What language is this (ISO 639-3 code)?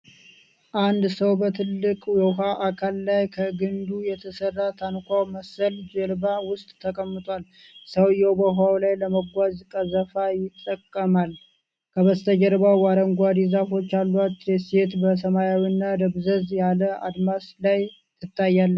amh